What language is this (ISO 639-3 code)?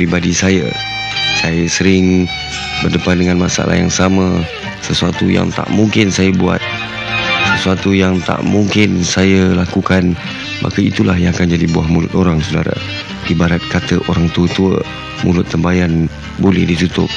msa